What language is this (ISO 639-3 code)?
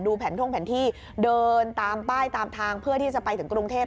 tha